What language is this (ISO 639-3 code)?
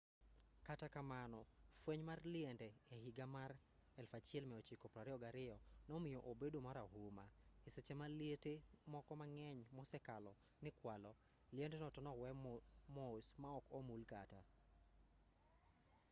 luo